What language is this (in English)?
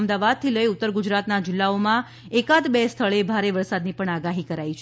Gujarati